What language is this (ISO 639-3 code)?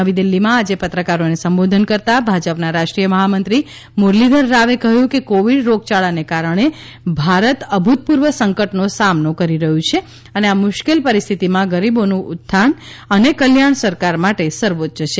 guj